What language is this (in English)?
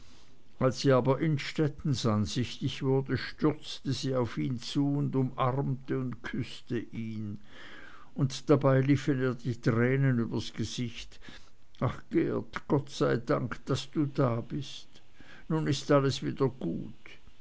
German